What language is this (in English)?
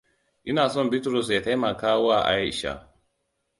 Hausa